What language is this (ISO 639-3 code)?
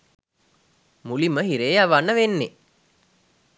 sin